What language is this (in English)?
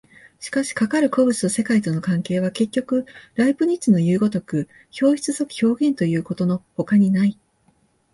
Japanese